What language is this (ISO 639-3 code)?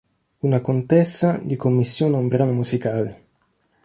ita